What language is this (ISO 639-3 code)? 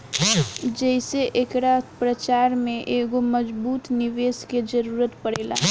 bho